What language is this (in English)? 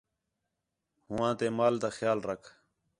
Khetrani